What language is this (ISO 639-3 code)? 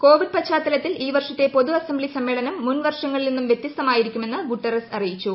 mal